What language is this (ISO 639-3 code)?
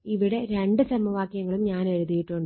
mal